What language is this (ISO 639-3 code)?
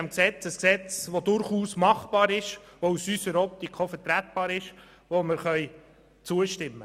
gsw